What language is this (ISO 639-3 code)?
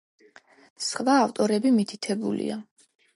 kat